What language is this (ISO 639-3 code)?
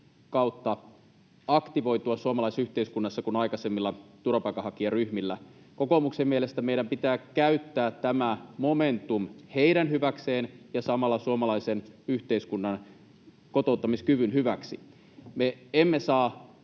fin